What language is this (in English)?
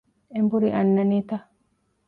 Divehi